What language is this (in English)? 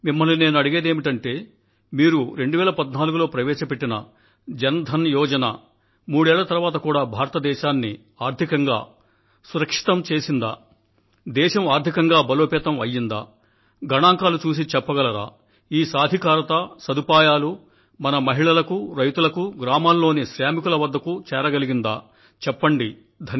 Telugu